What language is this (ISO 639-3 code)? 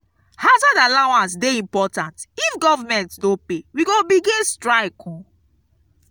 pcm